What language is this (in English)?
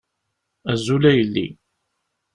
Kabyle